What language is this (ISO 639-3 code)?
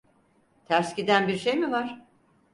tur